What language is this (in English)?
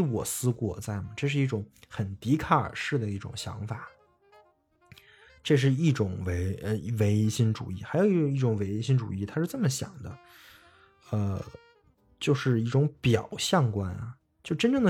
Chinese